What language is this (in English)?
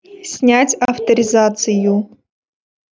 Russian